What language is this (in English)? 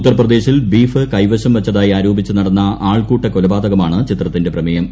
Malayalam